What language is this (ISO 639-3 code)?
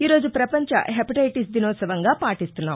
tel